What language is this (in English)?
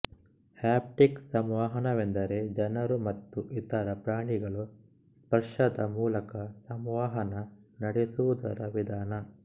Kannada